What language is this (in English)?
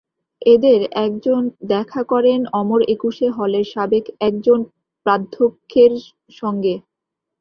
Bangla